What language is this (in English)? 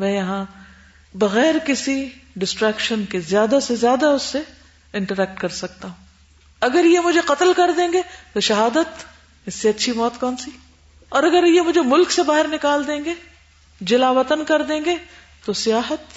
Urdu